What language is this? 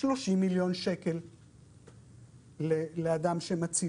Hebrew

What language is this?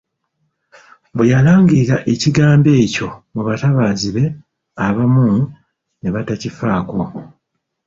Ganda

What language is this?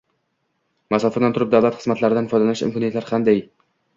Uzbek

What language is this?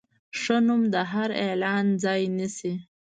Pashto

